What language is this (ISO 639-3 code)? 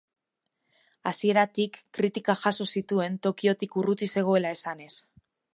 eus